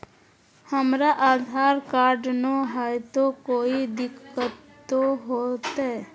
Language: Magahi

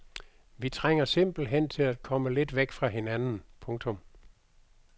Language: Danish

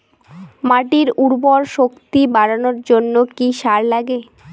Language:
Bangla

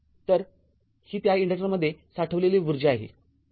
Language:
Marathi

